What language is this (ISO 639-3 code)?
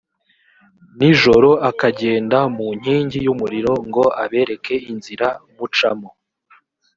kin